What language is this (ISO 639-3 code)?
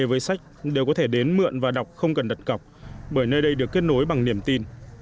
vie